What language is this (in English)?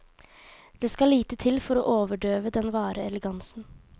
Norwegian